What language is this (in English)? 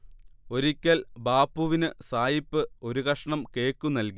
Malayalam